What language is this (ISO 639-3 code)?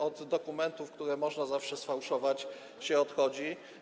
pol